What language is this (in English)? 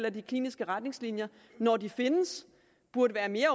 Danish